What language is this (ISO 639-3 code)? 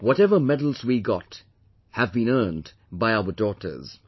eng